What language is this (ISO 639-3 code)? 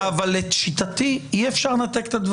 heb